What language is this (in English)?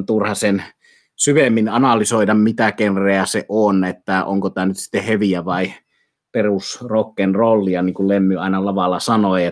Finnish